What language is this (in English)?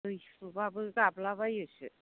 Bodo